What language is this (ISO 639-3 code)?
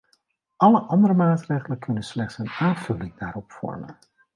nld